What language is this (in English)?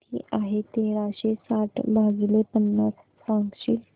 Marathi